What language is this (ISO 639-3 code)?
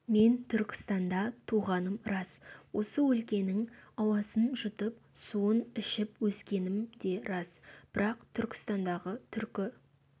kaz